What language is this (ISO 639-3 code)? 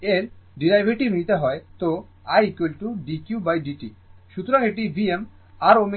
ben